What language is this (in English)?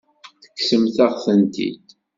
Kabyle